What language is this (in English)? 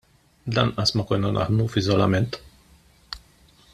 Maltese